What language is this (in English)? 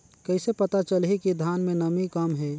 Chhattisgarhi